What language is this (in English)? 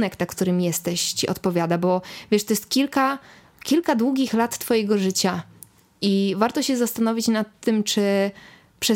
Polish